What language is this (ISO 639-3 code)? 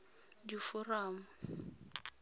tsn